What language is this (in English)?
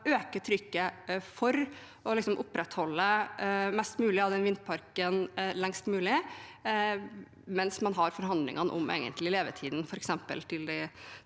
Norwegian